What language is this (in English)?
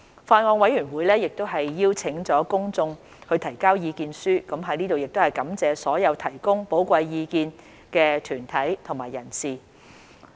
Cantonese